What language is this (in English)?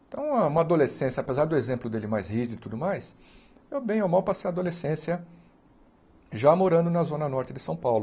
Portuguese